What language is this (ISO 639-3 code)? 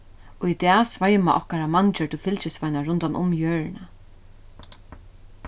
fao